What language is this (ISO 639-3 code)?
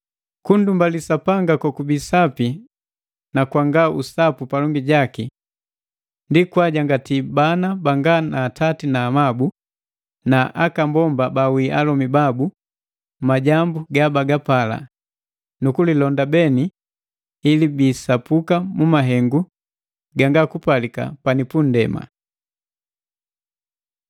mgv